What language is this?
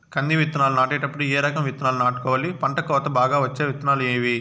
Telugu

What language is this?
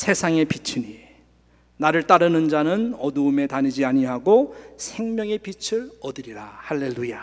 Korean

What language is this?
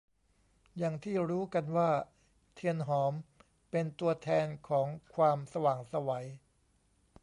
Thai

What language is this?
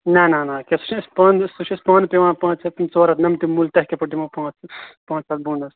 Kashmiri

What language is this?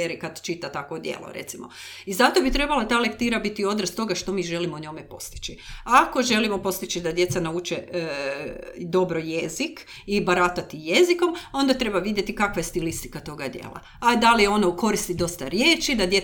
Croatian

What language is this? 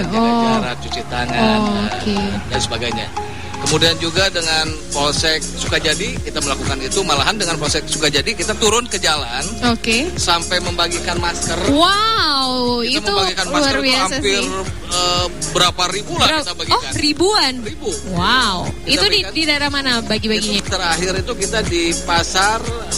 Indonesian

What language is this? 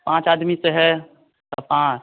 Hindi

